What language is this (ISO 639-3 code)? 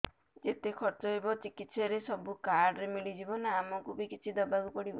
ori